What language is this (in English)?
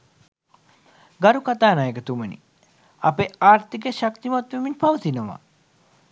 Sinhala